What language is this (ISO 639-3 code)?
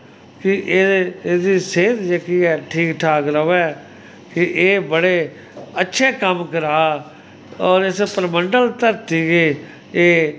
doi